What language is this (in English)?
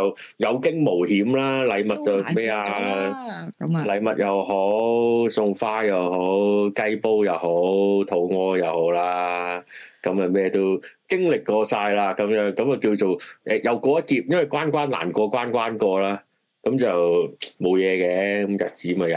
Chinese